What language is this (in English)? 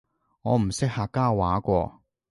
Cantonese